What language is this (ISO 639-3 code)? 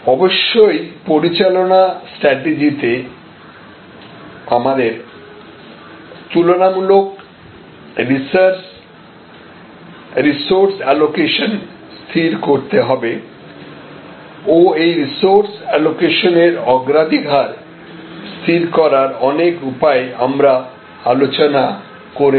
ben